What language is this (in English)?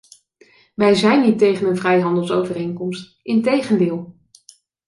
Dutch